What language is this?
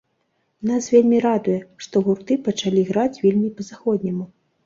Belarusian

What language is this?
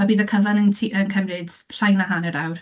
Welsh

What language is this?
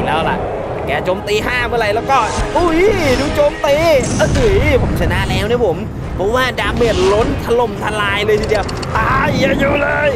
Thai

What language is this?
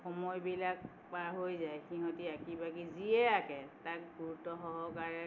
Assamese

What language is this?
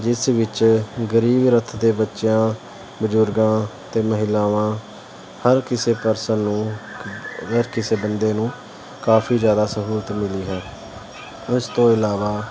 Punjabi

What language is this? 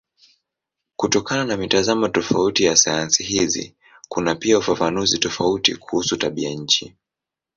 Swahili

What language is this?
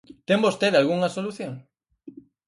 Galician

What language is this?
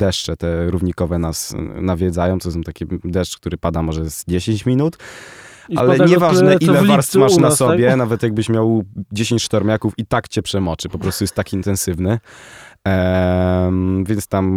Polish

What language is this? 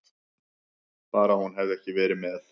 Icelandic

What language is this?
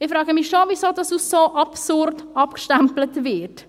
Swiss German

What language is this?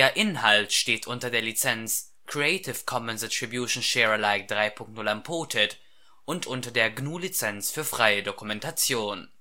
German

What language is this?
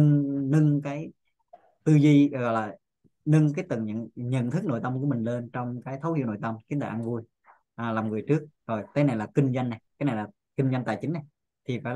Vietnamese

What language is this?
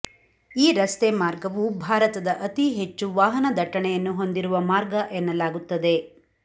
Kannada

